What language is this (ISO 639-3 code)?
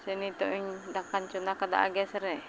sat